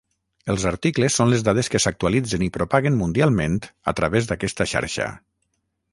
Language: Catalan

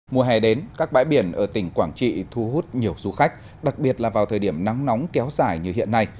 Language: Vietnamese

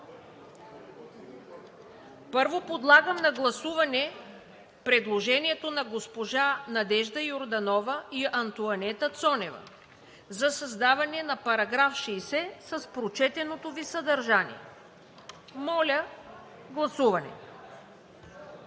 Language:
Bulgarian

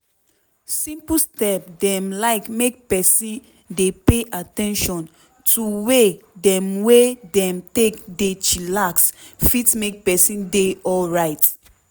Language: Nigerian Pidgin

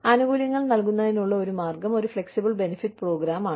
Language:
Malayalam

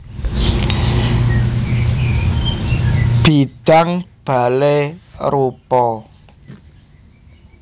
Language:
Javanese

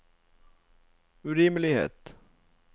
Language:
Norwegian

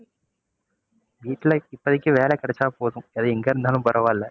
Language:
Tamil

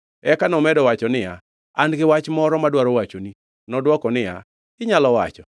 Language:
Luo (Kenya and Tanzania)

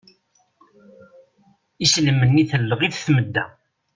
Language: Kabyle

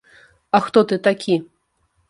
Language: Belarusian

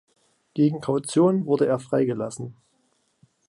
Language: German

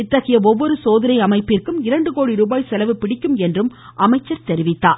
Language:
Tamil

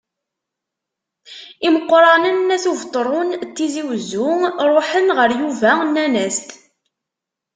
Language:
Kabyle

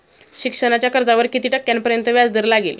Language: Marathi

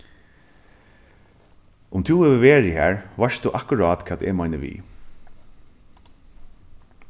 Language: Faroese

